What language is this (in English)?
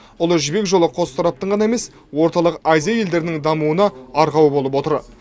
Kazakh